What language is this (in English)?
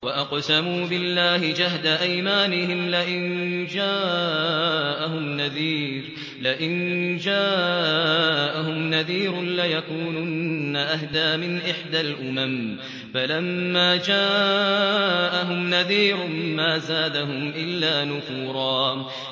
Arabic